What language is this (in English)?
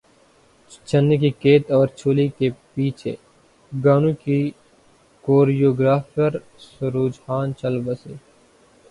Urdu